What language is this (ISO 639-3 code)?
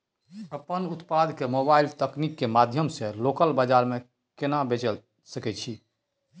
mai